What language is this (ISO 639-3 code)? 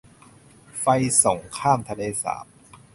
tha